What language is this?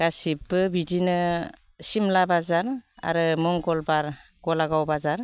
Bodo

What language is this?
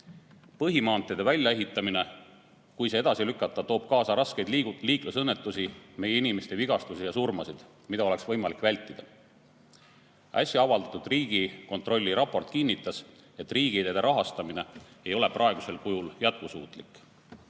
Estonian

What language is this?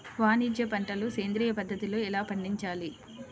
Telugu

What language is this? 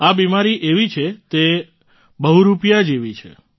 Gujarati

